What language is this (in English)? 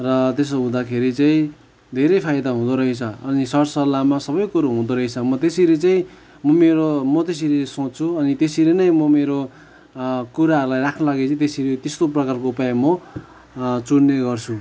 Nepali